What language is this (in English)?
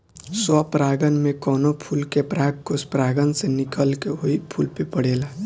Bhojpuri